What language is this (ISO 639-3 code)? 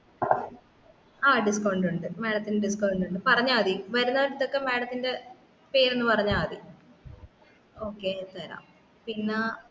mal